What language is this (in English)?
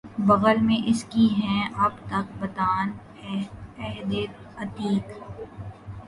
Urdu